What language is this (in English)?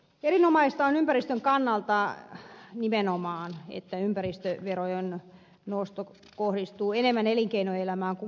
Finnish